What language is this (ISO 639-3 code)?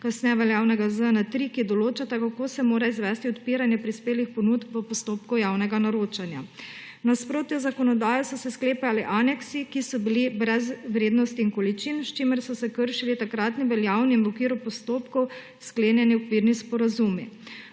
slv